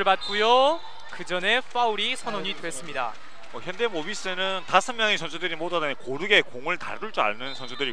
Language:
Korean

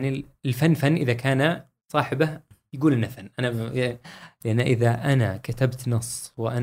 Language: Arabic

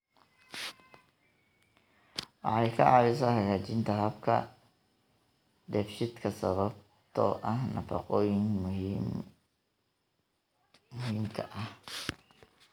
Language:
Somali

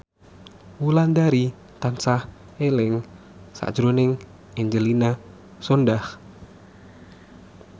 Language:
Javanese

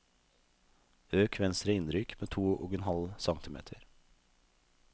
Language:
Norwegian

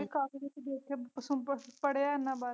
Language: Punjabi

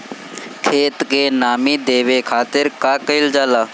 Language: Bhojpuri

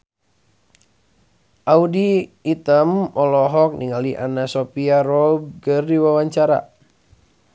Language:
Sundanese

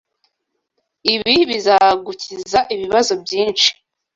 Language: Kinyarwanda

